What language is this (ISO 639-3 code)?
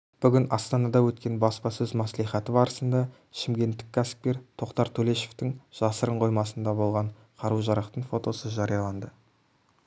kaz